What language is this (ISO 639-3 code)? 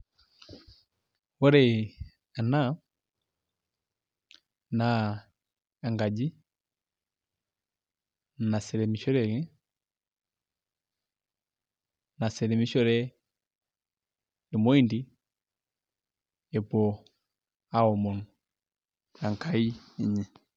mas